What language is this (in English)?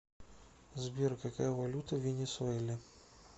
Russian